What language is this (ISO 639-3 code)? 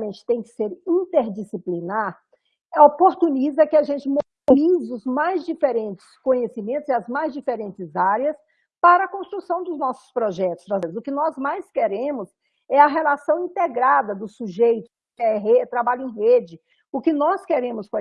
por